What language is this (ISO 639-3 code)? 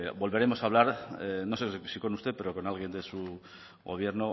spa